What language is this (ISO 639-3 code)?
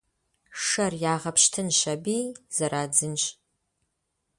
kbd